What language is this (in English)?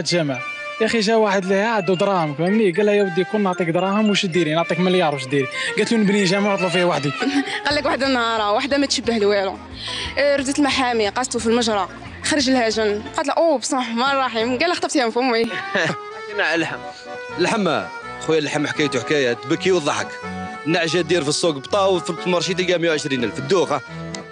Arabic